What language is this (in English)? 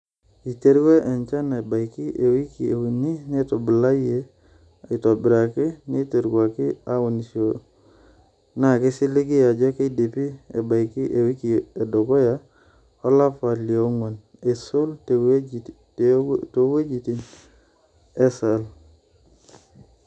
Masai